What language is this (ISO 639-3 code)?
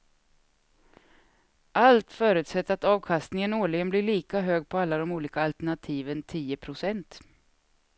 swe